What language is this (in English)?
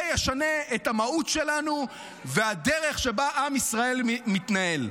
Hebrew